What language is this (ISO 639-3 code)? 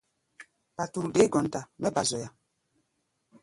gba